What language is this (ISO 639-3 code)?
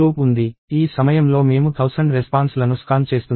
tel